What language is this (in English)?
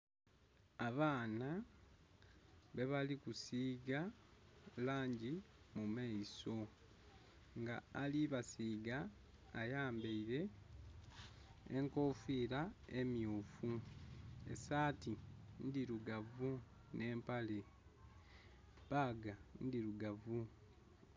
Soga